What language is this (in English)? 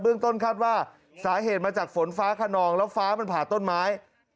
Thai